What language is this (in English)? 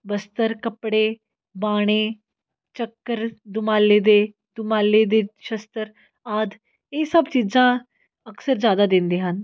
Punjabi